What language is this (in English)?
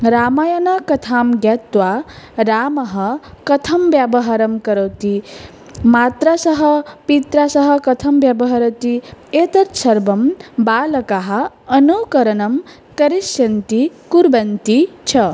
Sanskrit